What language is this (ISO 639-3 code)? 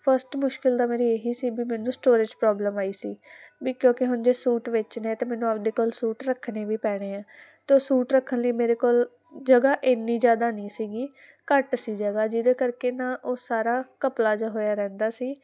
pan